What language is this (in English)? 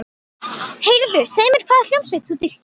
Icelandic